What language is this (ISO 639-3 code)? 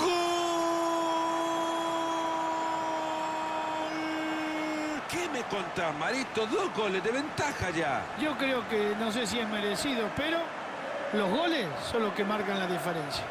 spa